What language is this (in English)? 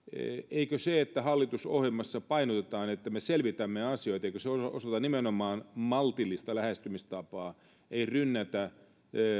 Finnish